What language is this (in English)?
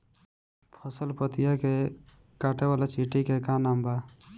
Bhojpuri